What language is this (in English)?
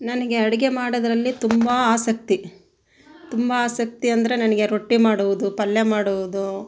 Kannada